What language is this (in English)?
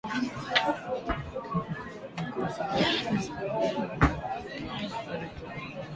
Swahili